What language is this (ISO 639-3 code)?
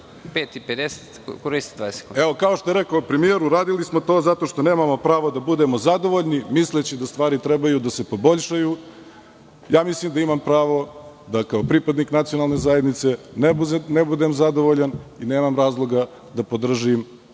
srp